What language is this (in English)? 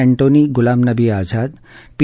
Marathi